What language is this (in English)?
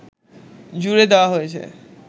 Bangla